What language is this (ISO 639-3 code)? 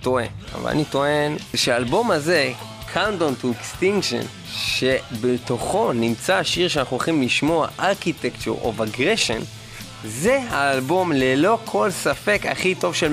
heb